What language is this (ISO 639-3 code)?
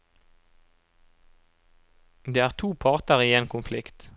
nor